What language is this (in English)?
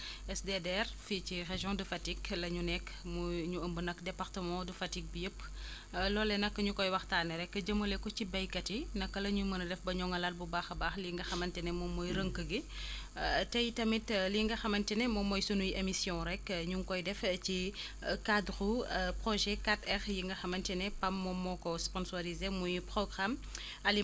Wolof